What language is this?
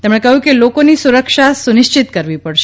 Gujarati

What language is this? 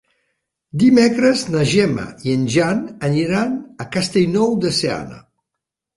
Catalan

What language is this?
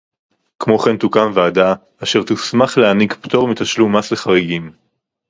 Hebrew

